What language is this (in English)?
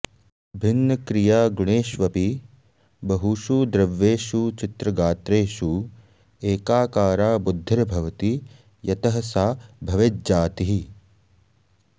Sanskrit